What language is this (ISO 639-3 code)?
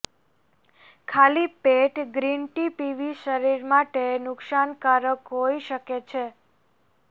guj